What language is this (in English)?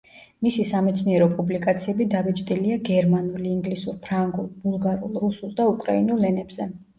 Georgian